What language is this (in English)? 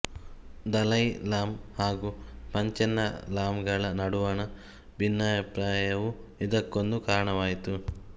Kannada